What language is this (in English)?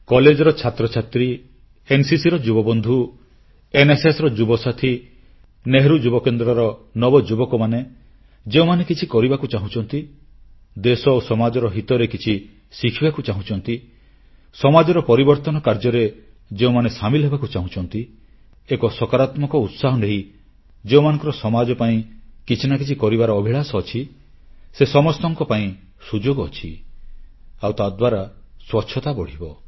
Odia